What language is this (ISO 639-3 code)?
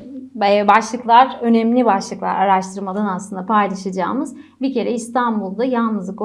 tur